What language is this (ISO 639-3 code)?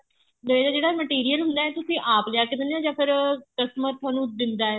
pan